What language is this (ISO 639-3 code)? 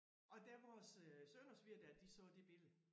dan